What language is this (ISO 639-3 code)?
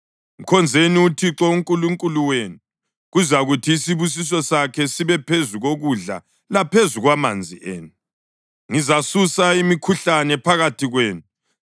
nde